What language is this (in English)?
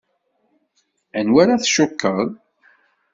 Kabyle